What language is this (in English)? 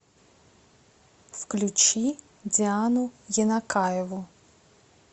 Russian